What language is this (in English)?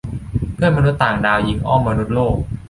Thai